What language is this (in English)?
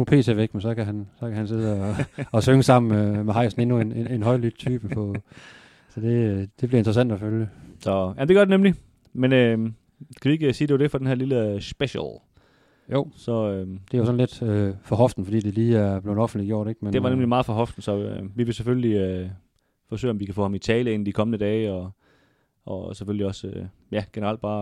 Danish